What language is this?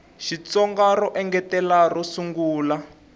Tsonga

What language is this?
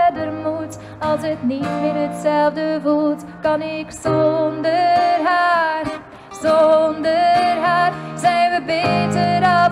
Dutch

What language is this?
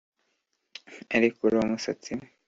Kinyarwanda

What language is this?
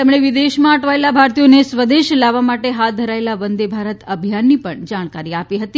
Gujarati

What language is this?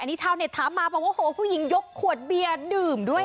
Thai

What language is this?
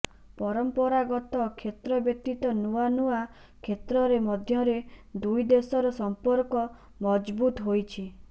Odia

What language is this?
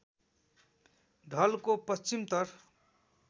Nepali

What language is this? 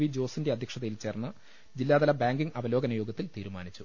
Malayalam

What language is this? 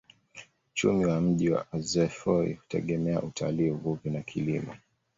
Swahili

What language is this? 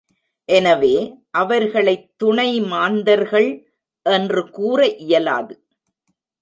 Tamil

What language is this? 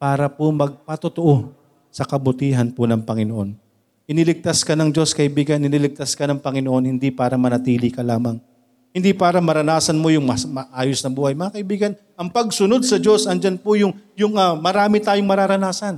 Filipino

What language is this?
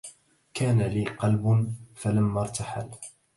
Arabic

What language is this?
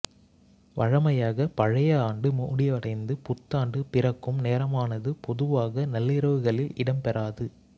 Tamil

